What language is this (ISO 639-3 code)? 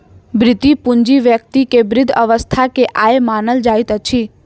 mai